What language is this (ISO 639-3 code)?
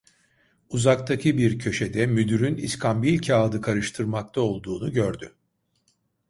tur